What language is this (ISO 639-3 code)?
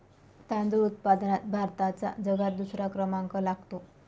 mar